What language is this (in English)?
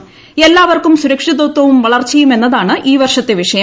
Malayalam